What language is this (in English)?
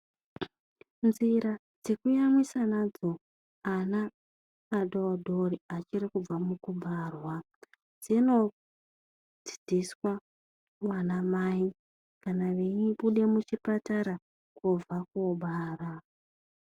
Ndau